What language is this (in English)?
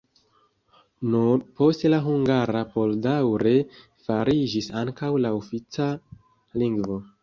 Esperanto